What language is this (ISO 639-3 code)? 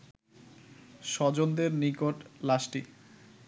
ben